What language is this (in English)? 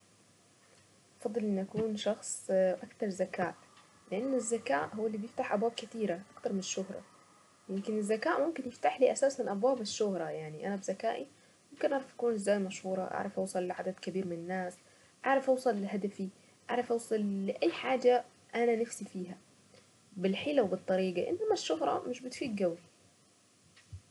Saidi Arabic